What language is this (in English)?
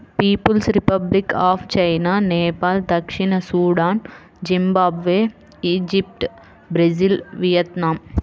Telugu